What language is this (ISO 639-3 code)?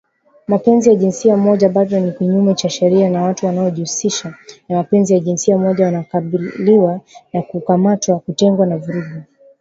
swa